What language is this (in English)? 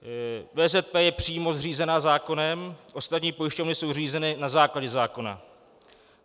Czech